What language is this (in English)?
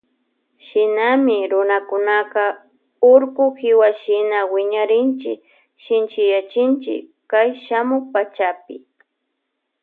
Loja Highland Quichua